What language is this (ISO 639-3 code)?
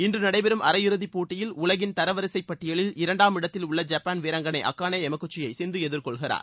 tam